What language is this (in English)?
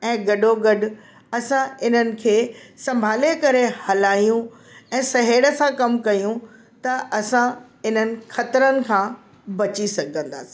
Sindhi